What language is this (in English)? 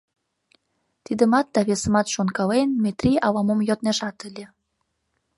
Mari